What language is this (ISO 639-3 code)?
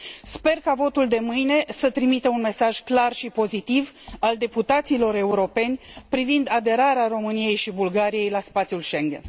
ron